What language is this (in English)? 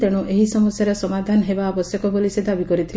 Odia